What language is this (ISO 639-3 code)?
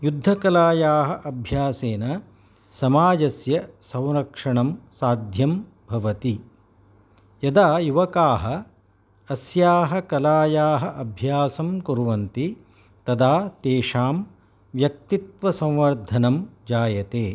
san